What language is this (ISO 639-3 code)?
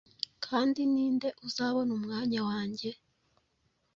kin